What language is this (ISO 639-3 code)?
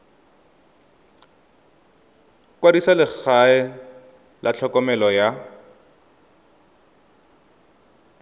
tsn